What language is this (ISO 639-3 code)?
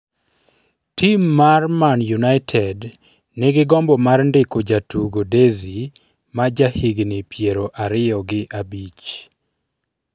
luo